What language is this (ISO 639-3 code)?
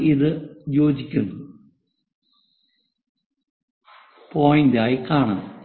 mal